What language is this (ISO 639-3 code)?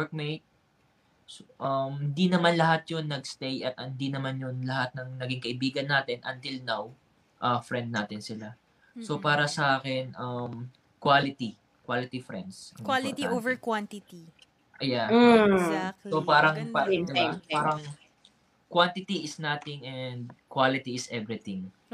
fil